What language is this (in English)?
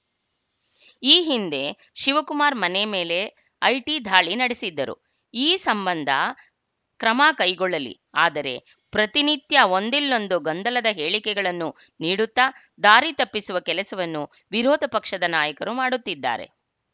Kannada